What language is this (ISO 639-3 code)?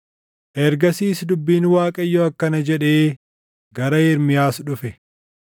orm